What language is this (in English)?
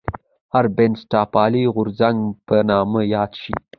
Pashto